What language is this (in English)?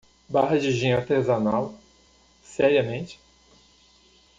Portuguese